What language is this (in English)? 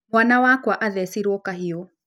Kikuyu